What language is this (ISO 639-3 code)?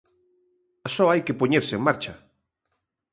glg